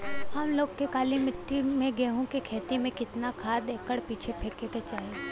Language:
Bhojpuri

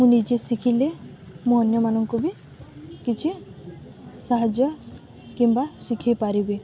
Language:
Odia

